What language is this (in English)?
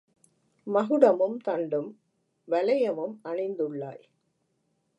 Tamil